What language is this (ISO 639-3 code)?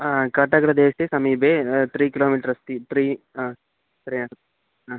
san